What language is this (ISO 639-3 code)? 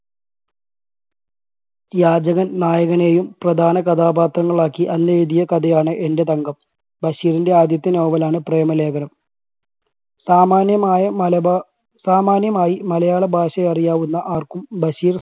mal